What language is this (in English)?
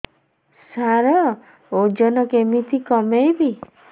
Odia